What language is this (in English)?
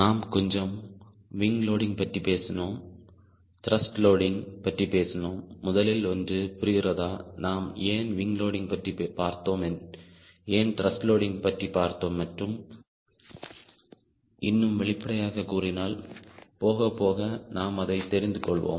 Tamil